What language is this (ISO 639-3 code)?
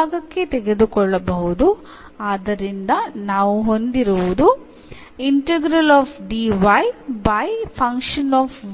kan